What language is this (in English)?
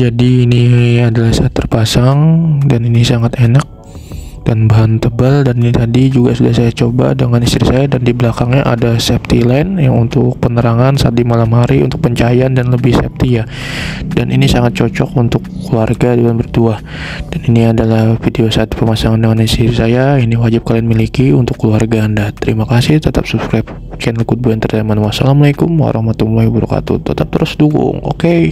Indonesian